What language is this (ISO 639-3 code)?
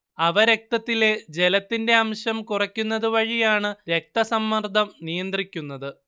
mal